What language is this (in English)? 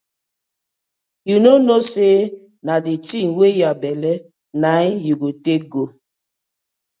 Nigerian Pidgin